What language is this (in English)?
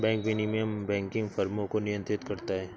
Hindi